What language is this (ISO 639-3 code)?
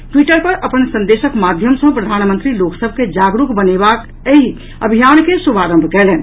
mai